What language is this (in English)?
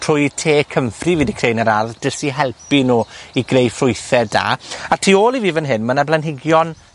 Welsh